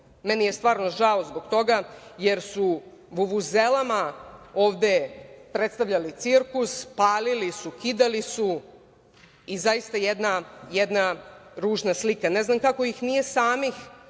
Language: Serbian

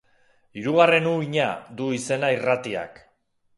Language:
Basque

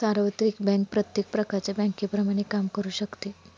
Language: Marathi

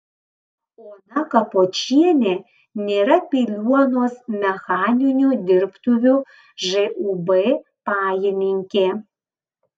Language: Lithuanian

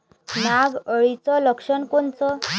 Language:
Marathi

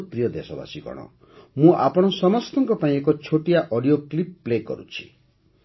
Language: Odia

